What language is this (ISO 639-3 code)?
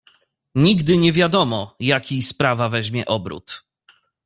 pol